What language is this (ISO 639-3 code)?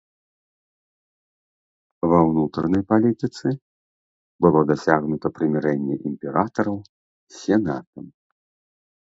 bel